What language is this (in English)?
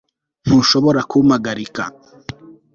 Kinyarwanda